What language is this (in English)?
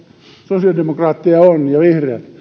Finnish